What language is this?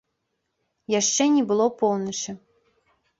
Belarusian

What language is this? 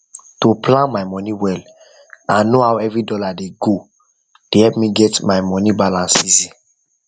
Nigerian Pidgin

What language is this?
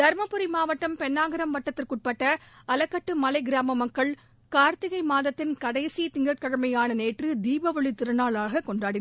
Tamil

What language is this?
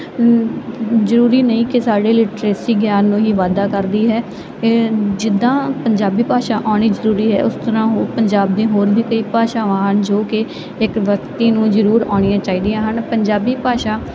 Punjabi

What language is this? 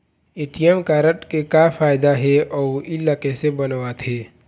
Chhattisgarhi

